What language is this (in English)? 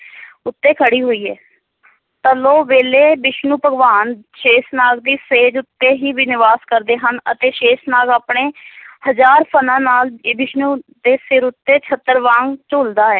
Punjabi